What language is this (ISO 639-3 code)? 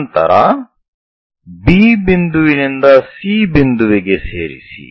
kan